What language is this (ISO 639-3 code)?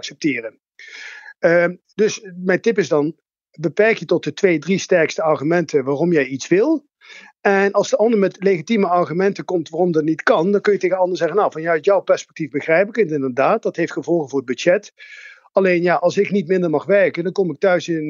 nld